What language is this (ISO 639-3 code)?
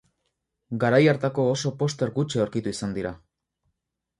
eus